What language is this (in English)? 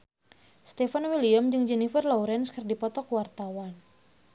Sundanese